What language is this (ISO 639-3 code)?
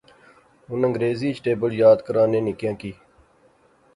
phr